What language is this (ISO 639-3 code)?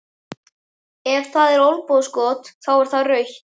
isl